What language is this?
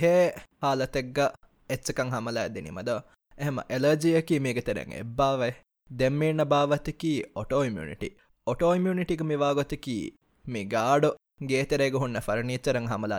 Tamil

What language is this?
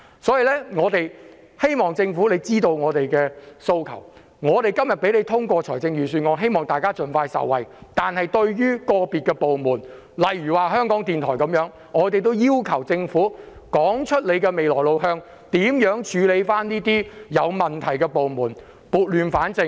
Cantonese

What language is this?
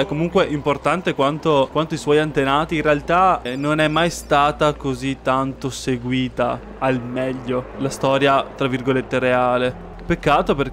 Italian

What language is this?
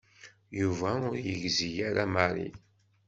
Kabyle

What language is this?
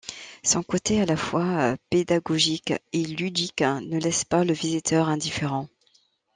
French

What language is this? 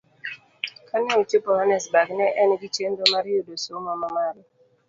Luo (Kenya and Tanzania)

